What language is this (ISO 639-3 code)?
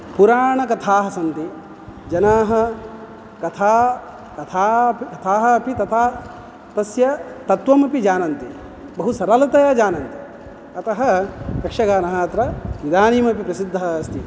san